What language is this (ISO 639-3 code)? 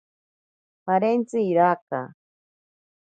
prq